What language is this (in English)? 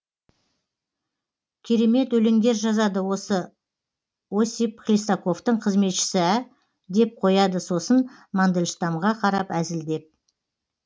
Kazakh